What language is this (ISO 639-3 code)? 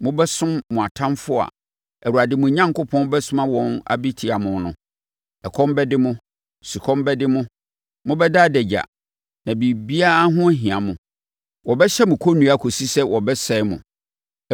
aka